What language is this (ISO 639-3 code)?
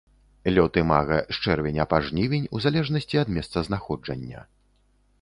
bel